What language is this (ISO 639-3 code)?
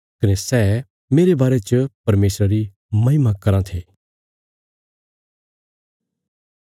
kfs